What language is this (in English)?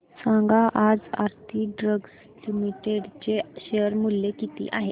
Marathi